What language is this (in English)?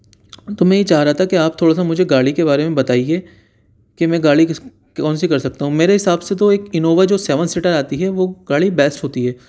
Urdu